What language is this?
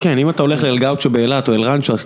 Hebrew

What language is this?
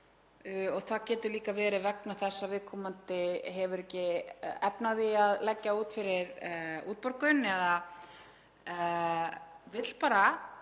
Icelandic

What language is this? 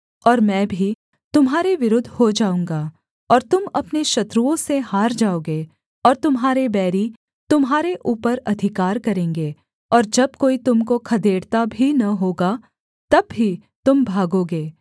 Hindi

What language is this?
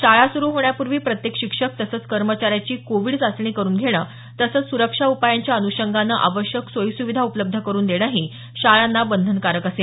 Marathi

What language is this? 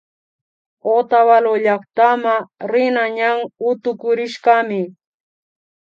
Imbabura Highland Quichua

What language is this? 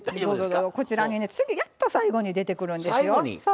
Japanese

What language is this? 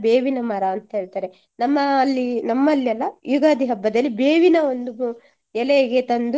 Kannada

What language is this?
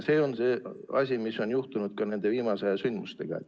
Estonian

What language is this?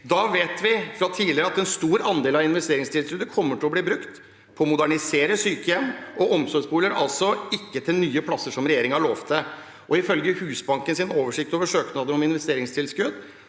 Norwegian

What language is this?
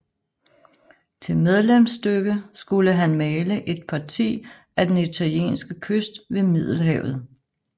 Danish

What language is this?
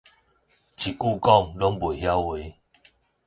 Min Nan Chinese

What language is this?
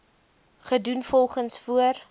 Afrikaans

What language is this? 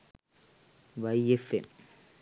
Sinhala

